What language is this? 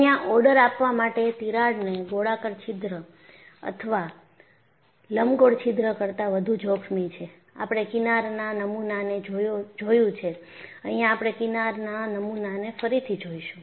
Gujarati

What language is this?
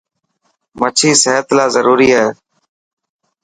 Dhatki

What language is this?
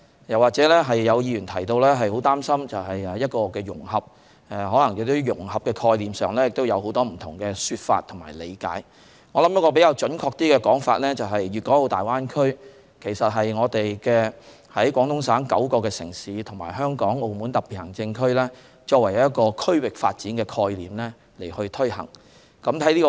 Cantonese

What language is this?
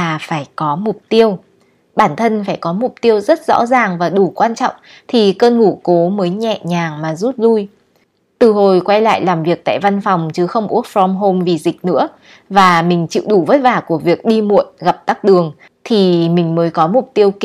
Vietnamese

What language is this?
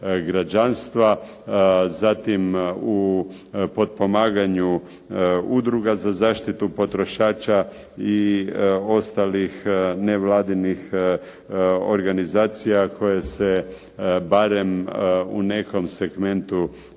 Croatian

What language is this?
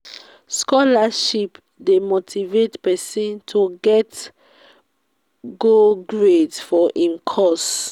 Nigerian Pidgin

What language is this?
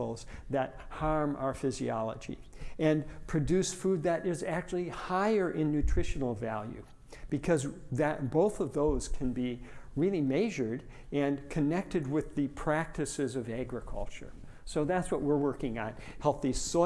English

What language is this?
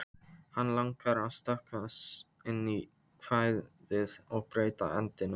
Icelandic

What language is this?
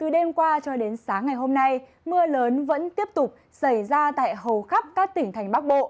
Vietnamese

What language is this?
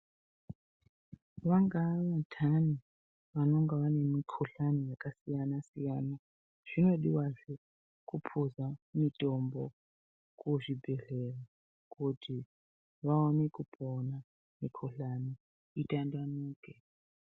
Ndau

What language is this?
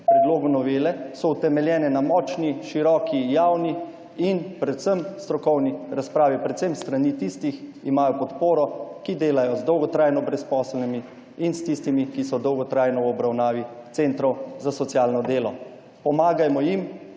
Slovenian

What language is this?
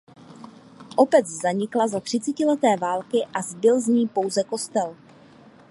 Czech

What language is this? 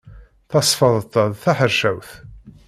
Kabyle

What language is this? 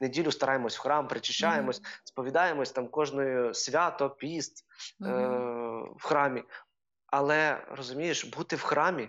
Ukrainian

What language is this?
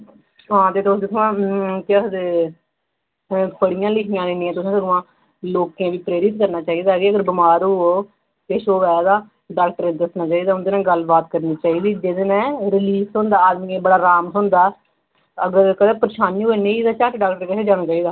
Dogri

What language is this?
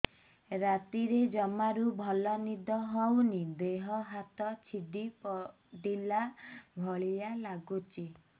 Odia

